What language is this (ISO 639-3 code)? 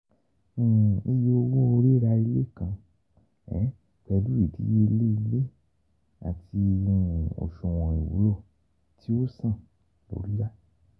yor